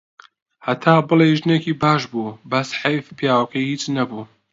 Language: Central Kurdish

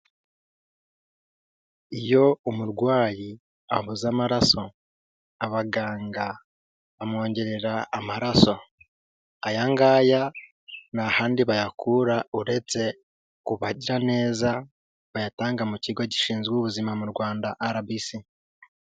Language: Kinyarwanda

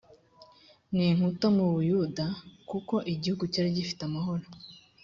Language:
Kinyarwanda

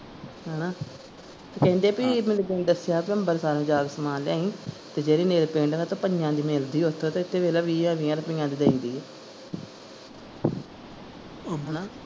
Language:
Punjabi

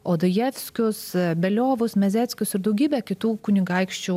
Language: Lithuanian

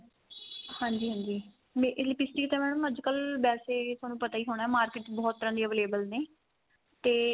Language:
Punjabi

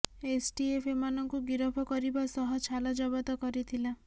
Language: Odia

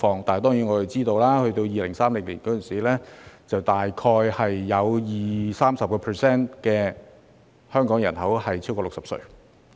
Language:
Cantonese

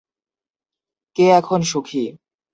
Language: Bangla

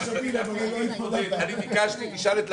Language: Hebrew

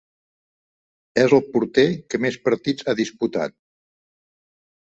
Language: Catalan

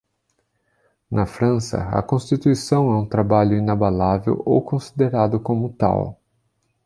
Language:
Portuguese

